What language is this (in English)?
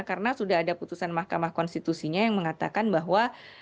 Indonesian